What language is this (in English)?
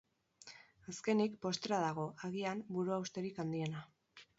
Basque